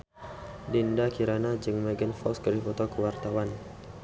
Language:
Sundanese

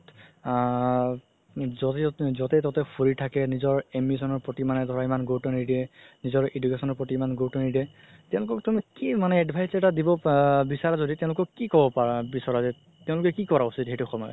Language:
Assamese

